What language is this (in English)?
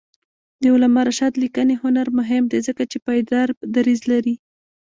Pashto